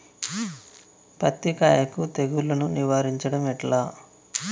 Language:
Telugu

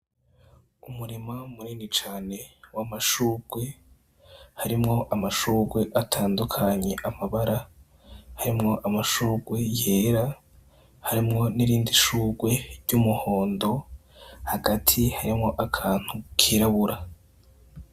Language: Rundi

